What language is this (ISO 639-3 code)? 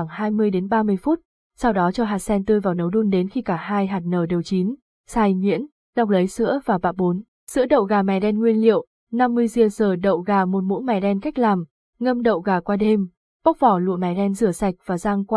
vie